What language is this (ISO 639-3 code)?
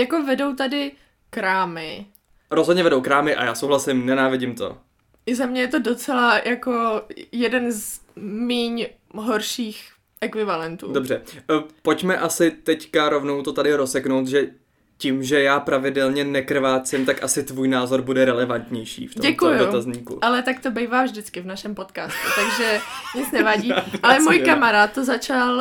ces